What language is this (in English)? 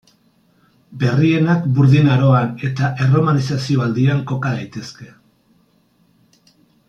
Basque